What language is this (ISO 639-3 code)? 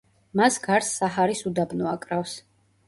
kat